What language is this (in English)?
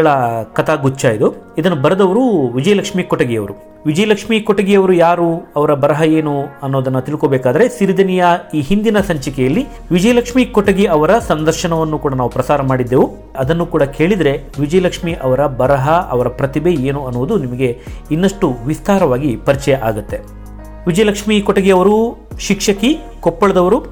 Kannada